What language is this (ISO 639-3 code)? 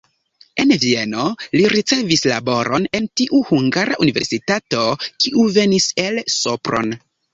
epo